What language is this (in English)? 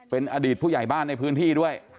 Thai